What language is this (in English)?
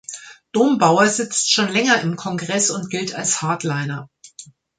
German